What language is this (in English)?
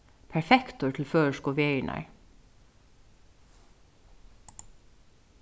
Faroese